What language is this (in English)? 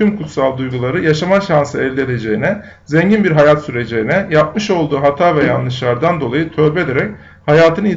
Turkish